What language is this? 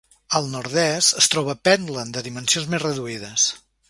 Catalan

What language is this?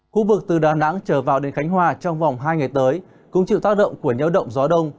Vietnamese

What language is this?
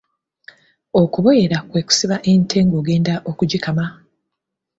Ganda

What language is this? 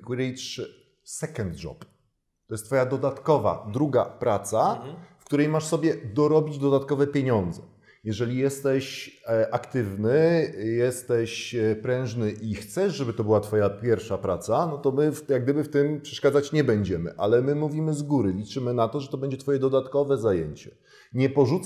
Polish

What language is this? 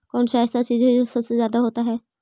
Magahi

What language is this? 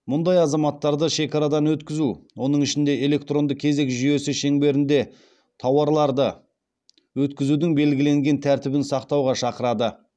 Kazakh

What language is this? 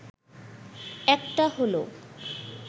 Bangla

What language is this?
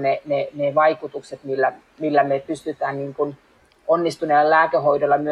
Finnish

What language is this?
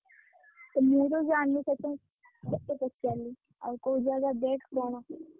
Odia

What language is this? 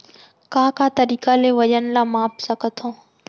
Chhattisgarhi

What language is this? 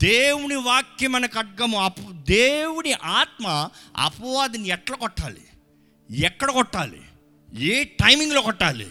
Telugu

